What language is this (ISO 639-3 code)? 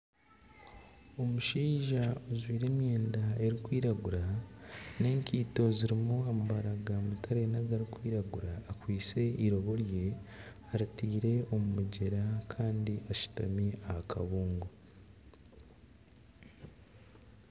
nyn